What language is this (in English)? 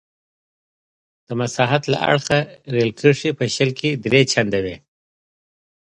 Pashto